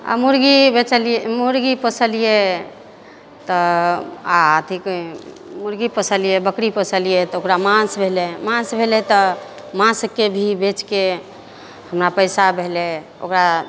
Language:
Maithili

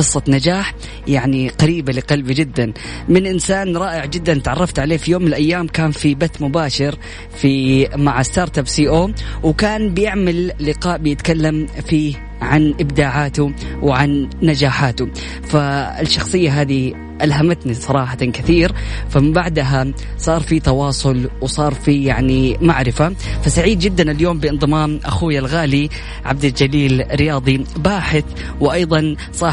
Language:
Arabic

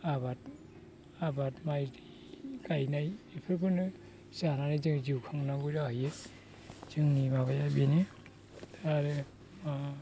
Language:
Bodo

